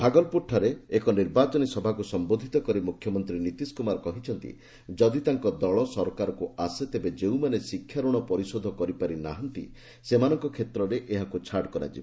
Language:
Odia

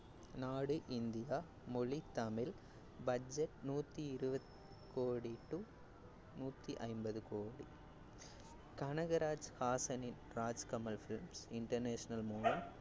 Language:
Tamil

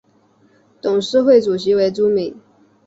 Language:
Chinese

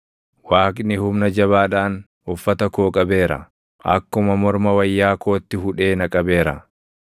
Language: Oromo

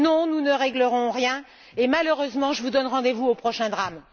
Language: French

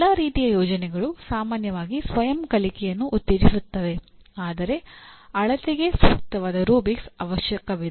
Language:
Kannada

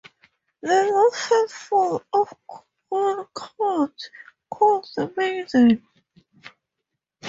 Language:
English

